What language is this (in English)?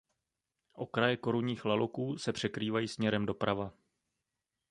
Czech